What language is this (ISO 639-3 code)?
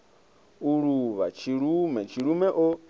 ven